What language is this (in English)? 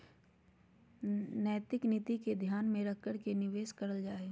Magahi